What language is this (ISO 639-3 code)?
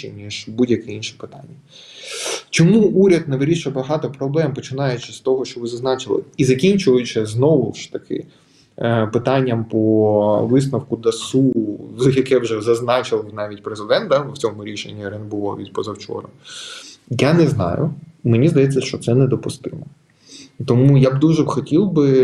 ukr